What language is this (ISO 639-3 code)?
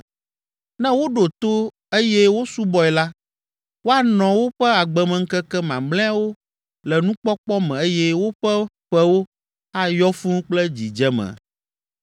ewe